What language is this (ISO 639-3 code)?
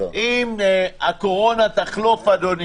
heb